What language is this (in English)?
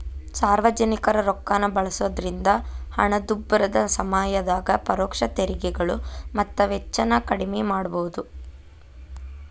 Kannada